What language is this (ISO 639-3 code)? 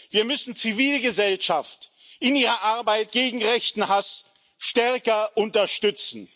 deu